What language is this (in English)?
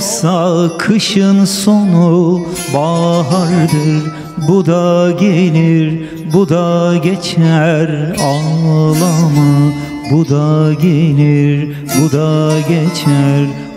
Turkish